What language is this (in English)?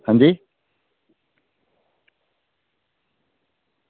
Dogri